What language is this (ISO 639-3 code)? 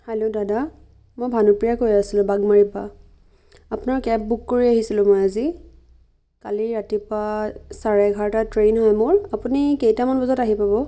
asm